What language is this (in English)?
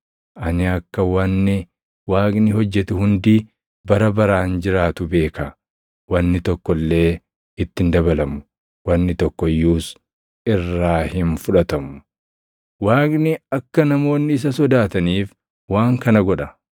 Oromo